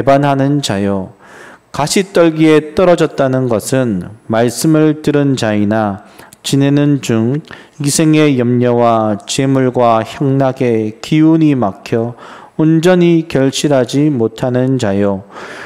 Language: Korean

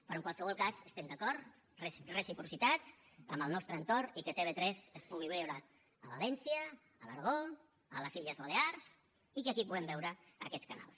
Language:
Catalan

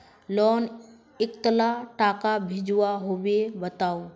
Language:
Magahi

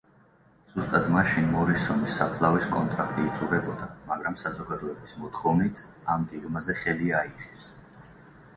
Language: Georgian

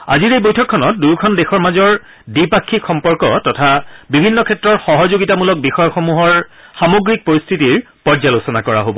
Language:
Assamese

